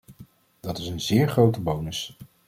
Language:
Dutch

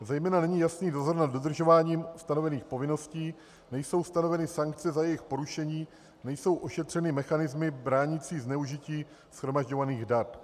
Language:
Czech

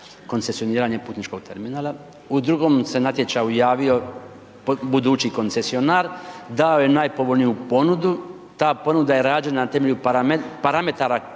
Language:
Croatian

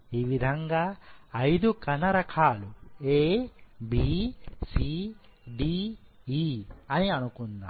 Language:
Telugu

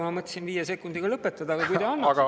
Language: Estonian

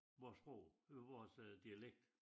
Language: Danish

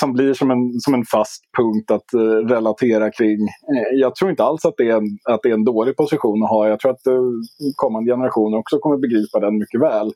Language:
Swedish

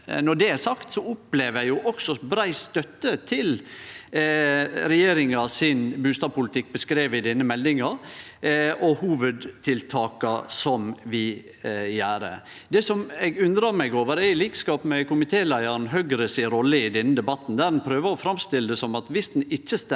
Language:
Norwegian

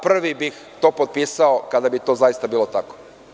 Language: Serbian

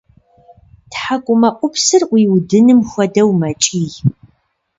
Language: Kabardian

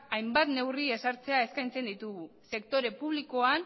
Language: Basque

